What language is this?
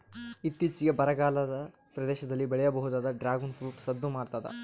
Kannada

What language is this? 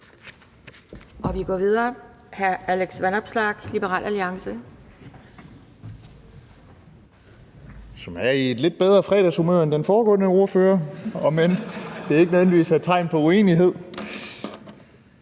Danish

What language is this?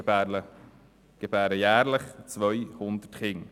Swiss German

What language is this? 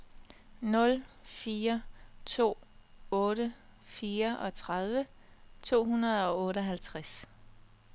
Danish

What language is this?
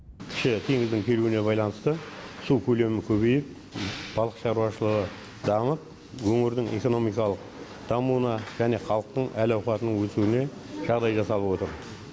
Kazakh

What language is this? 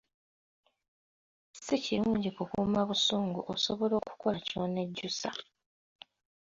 Ganda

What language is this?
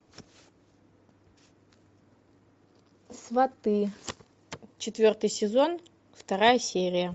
Russian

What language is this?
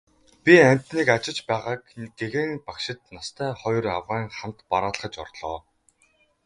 Mongolian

